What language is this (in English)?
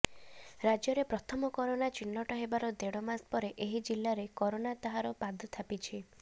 Odia